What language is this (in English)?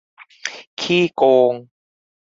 Thai